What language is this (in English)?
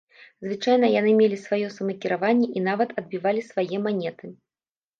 Belarusian